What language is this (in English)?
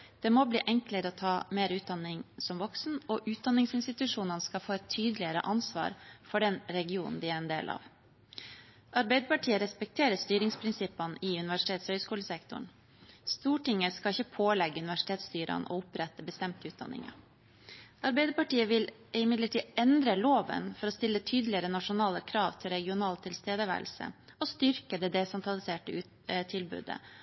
Norwegian Bokmål